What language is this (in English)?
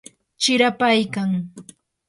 Yanahuanca Pasco Quechua